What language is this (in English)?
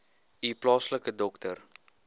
Afrikaans